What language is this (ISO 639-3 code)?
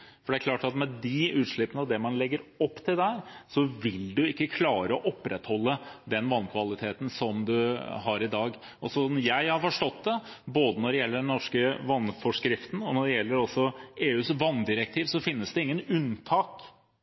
nob